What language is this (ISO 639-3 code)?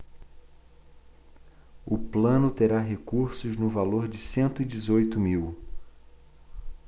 por